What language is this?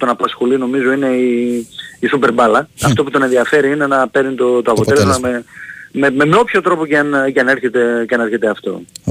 Greek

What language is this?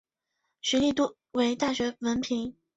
Chinese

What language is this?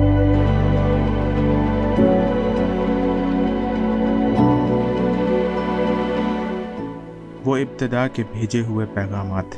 Urdu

